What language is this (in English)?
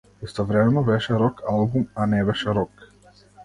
Macedonian